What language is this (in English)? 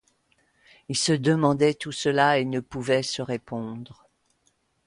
French